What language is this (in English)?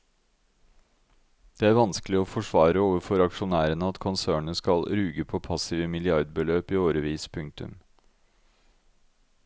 Norwegian